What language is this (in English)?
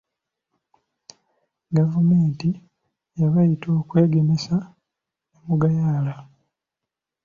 Ganda